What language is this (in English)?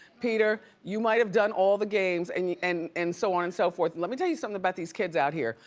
English